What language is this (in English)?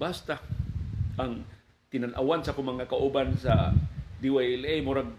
Filipino